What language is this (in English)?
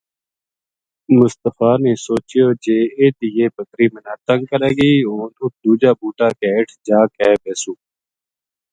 Gujari